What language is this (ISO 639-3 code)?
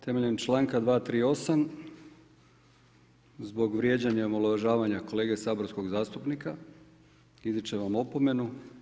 hrv